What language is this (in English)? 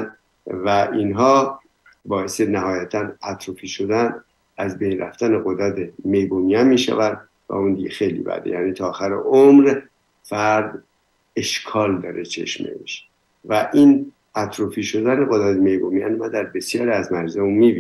Persian